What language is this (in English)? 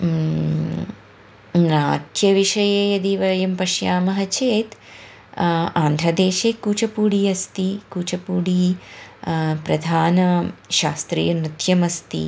Sanskrit